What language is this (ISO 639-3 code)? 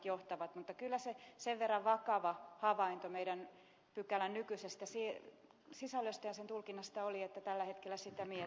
fin